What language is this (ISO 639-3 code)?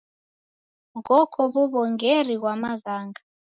dav